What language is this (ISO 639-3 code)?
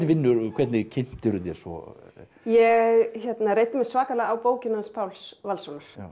isl